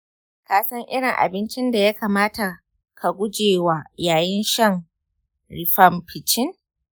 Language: Hausa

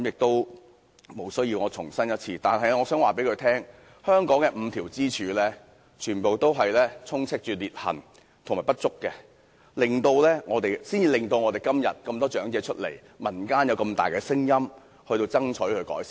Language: Cantonese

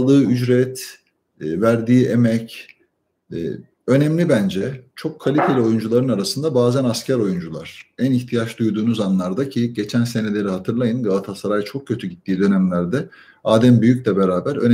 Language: Turkish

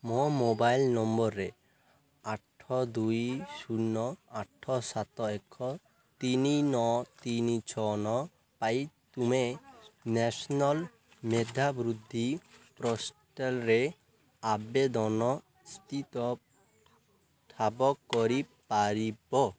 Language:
Odia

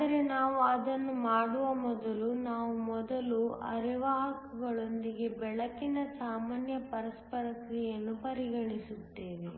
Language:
Kannada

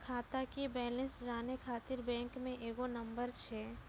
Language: Maithili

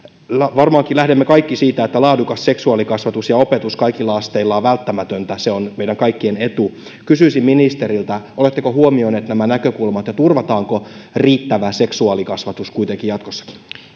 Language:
Finnish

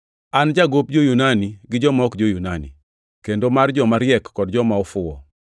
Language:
Luo (Kenya and Tanzania)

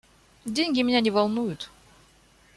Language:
Russian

